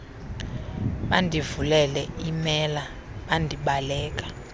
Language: Xhosa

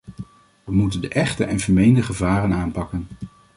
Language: Dutch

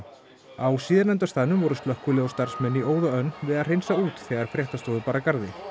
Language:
Icelandic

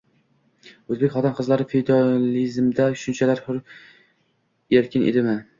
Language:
Uzbek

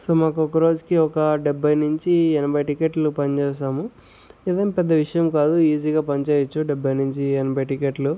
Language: Telugu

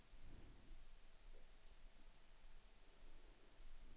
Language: Swedish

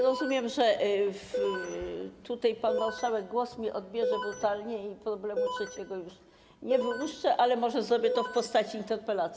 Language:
Polish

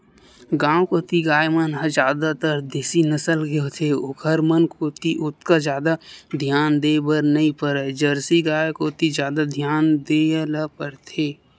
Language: Chhattisgarhi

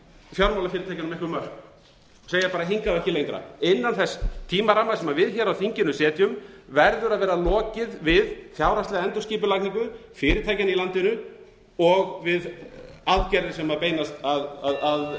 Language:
Icelandic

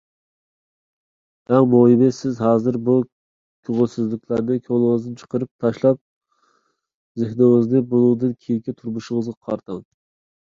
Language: Uyghur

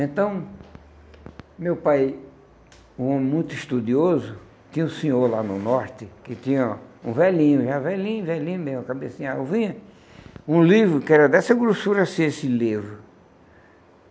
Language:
Portuguese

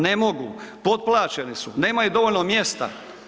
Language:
Croatian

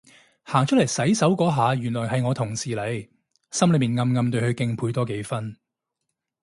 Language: Cantonese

